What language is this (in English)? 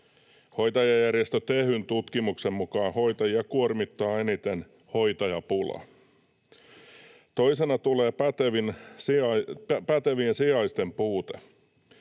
Finnish